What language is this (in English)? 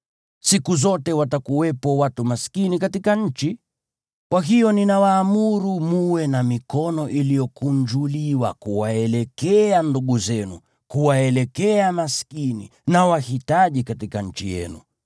Swahili